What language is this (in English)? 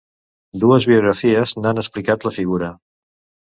Catalan